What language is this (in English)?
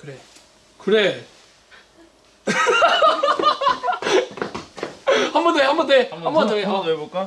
Korean